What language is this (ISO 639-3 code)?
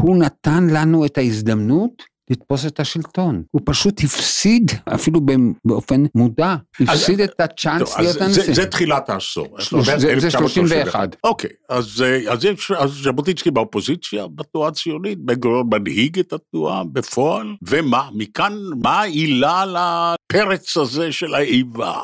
heb